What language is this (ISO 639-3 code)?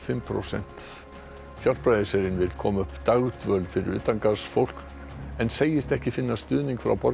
isl